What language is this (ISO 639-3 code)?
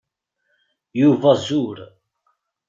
kab